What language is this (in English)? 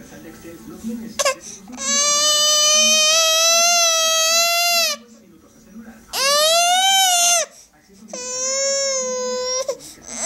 Spanish